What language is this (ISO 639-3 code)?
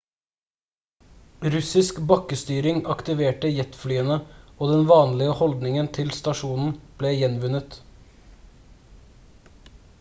nob